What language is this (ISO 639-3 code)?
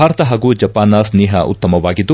kan